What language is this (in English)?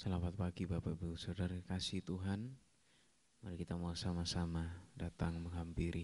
Indonesian